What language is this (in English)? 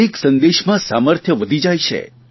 Gujarati